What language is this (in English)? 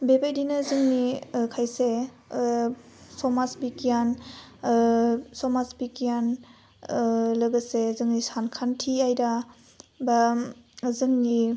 Bodo